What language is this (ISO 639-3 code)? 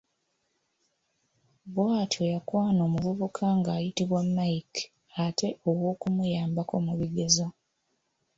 lug